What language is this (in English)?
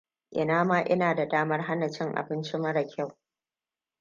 Hausa